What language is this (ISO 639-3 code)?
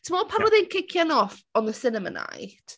cym